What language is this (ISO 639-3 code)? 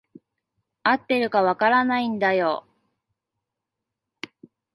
jpn